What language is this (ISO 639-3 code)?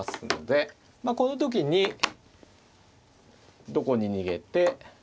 jpn